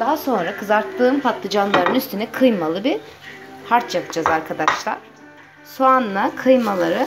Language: Turkish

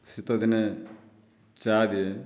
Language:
Odia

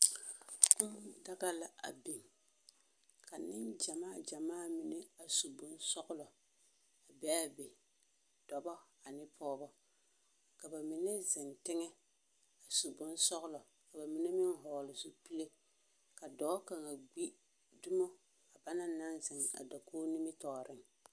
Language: Southern Dagaare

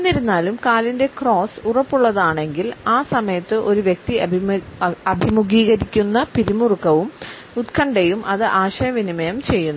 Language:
Malayalam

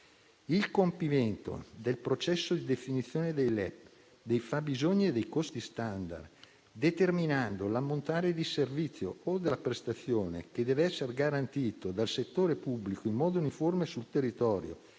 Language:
Italian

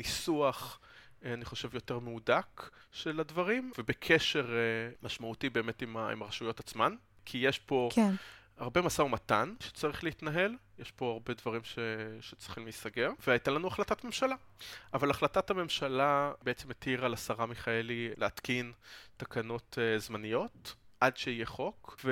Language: Hebrew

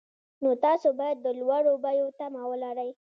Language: Pashto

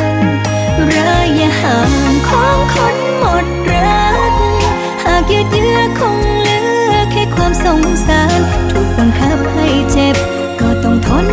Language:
Thai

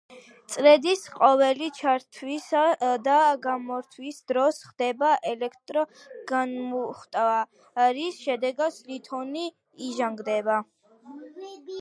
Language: Georgian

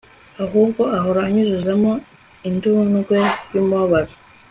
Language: Kinyarwanda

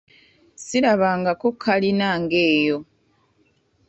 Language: Ganda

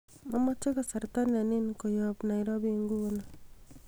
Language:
Kalenjin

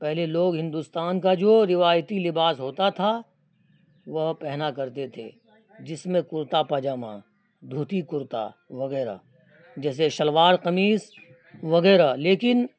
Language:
Urdu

